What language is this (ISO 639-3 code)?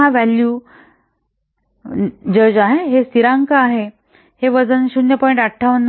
mar